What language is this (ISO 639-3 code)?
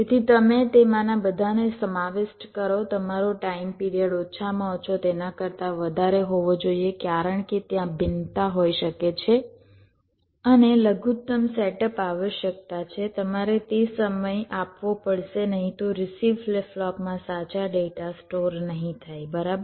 guj